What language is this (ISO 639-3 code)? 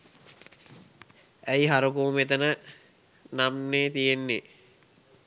sin